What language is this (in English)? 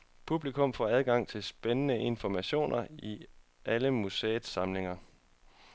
Danish